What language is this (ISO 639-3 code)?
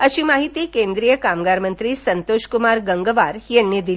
mar